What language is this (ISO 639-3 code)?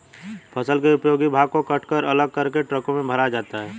hin